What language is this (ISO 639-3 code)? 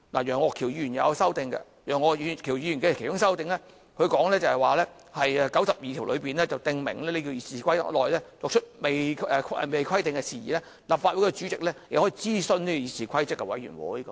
yue